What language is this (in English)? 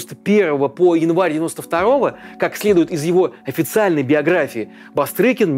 Russian